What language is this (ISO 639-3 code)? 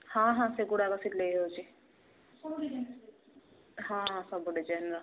ori